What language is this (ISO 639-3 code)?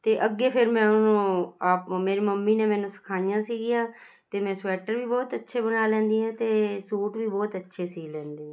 pan